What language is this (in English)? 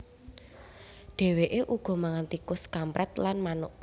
Javanese